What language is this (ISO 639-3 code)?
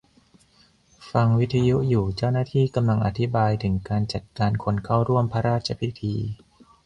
tha